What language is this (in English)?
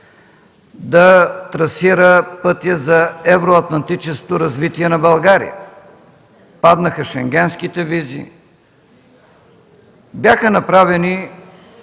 Bulgarian